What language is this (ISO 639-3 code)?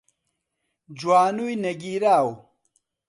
ckb